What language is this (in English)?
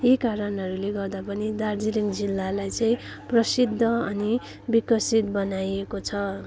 Nepali